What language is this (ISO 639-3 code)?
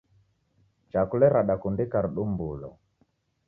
dav